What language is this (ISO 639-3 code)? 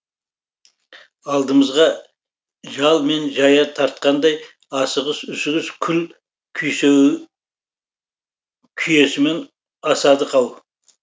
kaz